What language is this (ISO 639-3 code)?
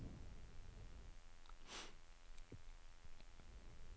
nor